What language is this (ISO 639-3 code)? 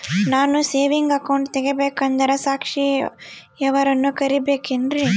kan